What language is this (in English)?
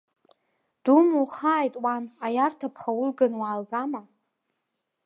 Abkhazian